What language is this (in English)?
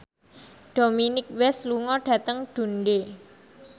Javanese